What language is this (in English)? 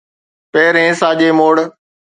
Sindhi